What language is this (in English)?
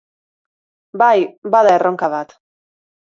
Basque